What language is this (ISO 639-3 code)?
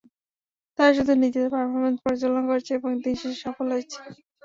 ben